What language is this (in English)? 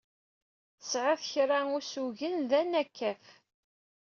Kabyle